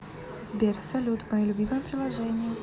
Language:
Russian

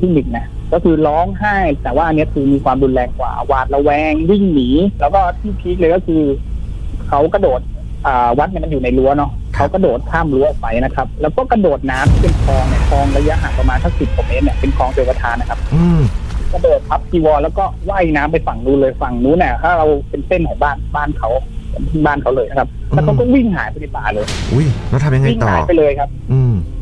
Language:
Thai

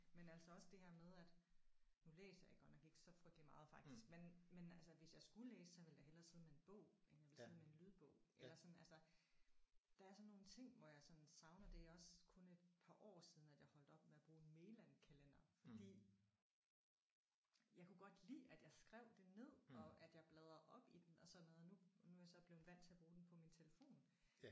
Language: Danish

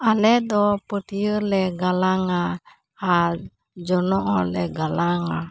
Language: Santali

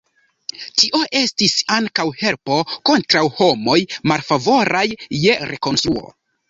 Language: Esperanto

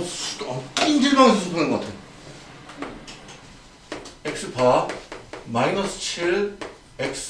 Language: Korean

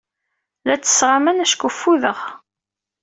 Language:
Kabyle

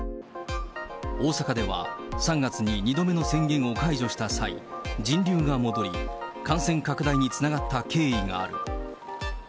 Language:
Japanese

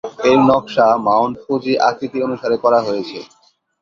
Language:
Bangla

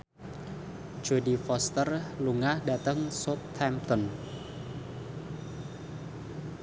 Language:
Javanese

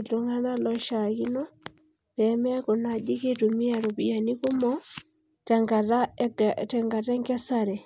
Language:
Masai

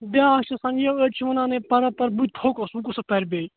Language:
Kashmiri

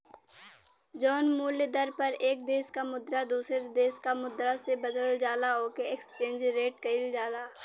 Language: Bhojpuri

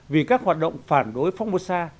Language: Vietnamese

